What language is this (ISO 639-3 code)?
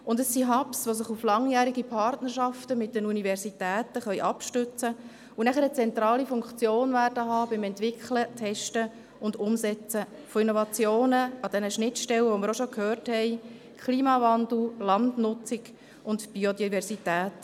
gsw